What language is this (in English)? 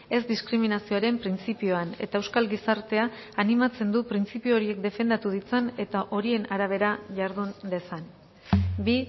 Basque